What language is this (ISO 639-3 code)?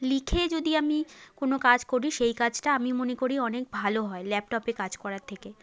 ben